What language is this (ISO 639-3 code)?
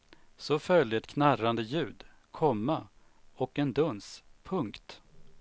swe